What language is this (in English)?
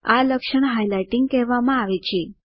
Gujarati